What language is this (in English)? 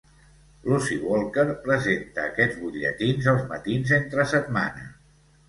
Catalan